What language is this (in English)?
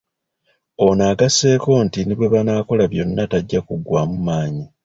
Ganda